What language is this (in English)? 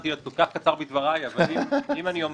Hebrew